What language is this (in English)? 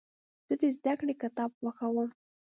Pashto